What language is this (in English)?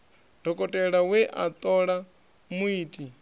Venda